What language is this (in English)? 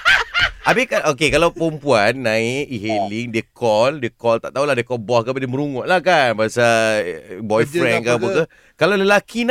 Malay